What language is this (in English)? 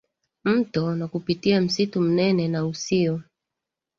Swahili